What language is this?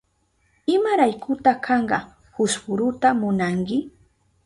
Southern Pastaza Quechua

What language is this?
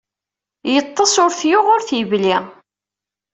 Kabyle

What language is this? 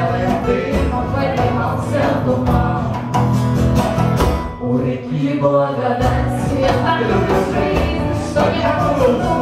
Ukrainian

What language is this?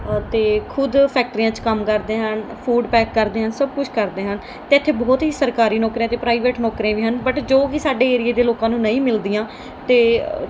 Punjabi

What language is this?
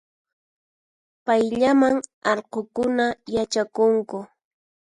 Puno Quechua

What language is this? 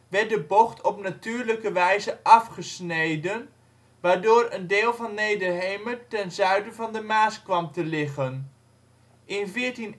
Dutch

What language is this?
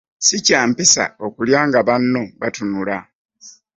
Ganda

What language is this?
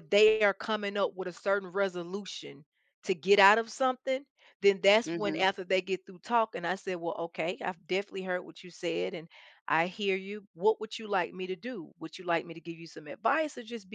English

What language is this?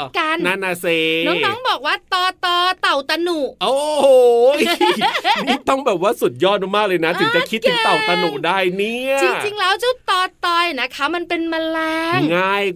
Thai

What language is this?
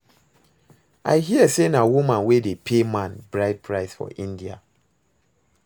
Nigerian Pidgin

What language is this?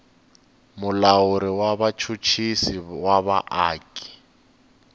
Tsonga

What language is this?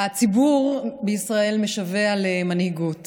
Hebrew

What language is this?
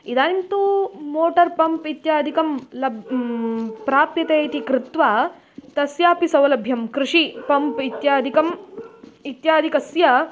Sanskrit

